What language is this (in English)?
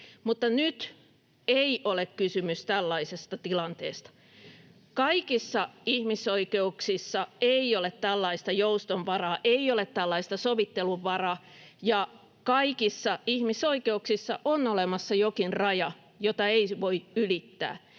Finnish